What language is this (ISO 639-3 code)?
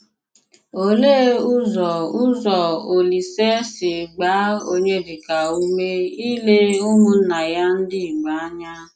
ibo